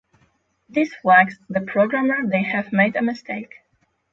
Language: English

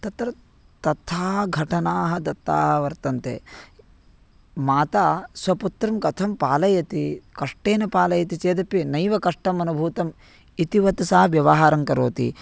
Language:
Sanskrit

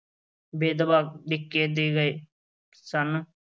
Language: Punjabi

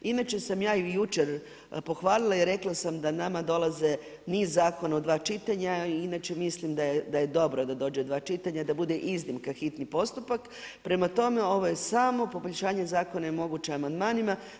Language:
Croatian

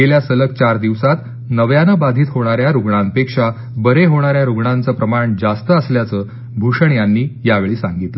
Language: Marathi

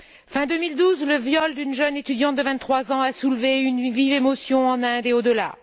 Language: French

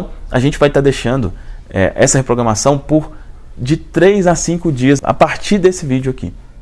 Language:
Portuguese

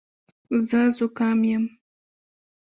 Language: Pashto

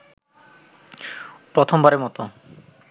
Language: Bangla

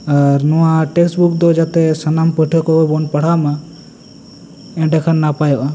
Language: Santali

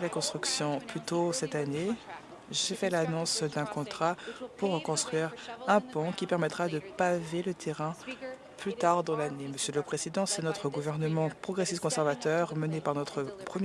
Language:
French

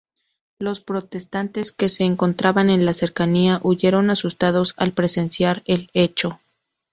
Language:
Spanish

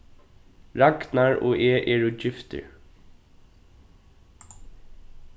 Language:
Faroese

